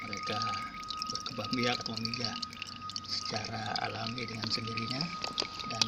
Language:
Indonesian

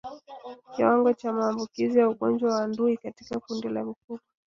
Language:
Swahili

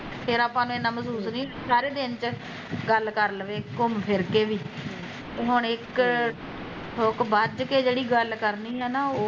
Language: Punjabi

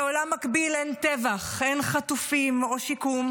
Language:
Hebrew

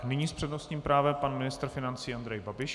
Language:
Czech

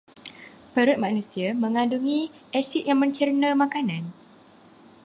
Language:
Malay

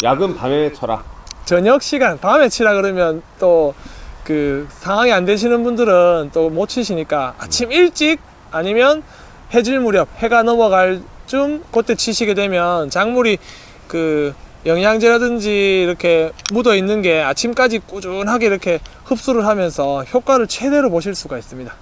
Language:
Korean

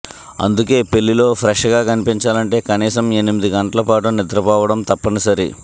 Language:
Telugu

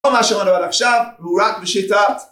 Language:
Hebrew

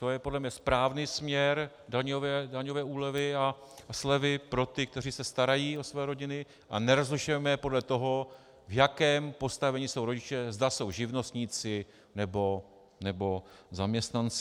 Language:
Czech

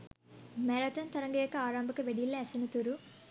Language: Sinhala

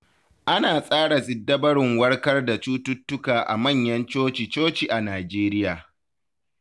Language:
Hausa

